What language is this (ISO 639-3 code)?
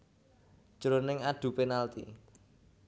jav